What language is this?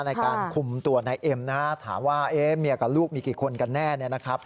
Thai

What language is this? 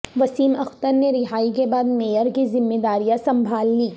Urdu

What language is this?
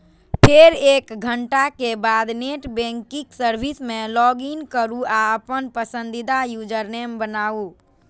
Maithili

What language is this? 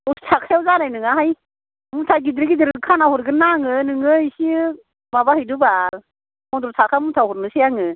Bodo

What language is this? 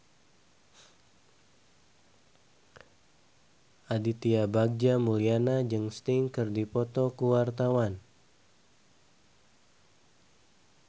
Sundanese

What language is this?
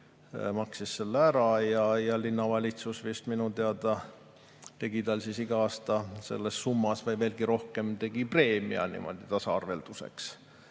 Estonian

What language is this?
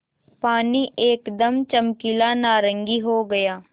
Hindi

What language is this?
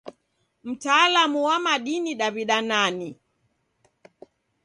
Taita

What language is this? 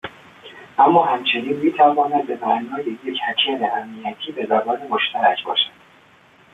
Persian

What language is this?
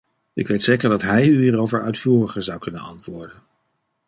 Dutch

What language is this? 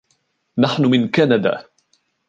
Arabic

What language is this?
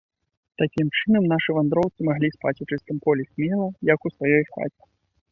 Belarusian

